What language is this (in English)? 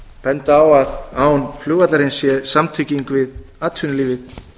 Icelandic